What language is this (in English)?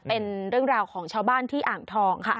Thai